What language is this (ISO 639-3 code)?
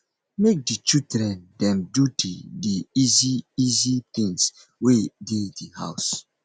pcm